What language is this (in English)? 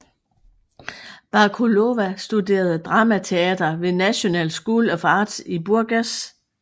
Danish